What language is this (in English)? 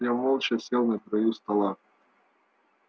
Russian